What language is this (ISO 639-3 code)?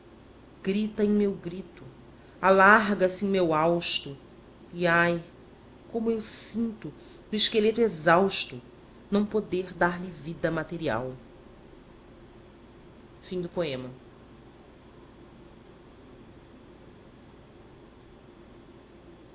por